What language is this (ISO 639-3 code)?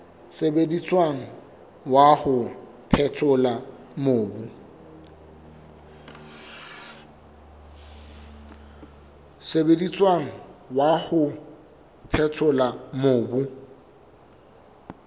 sot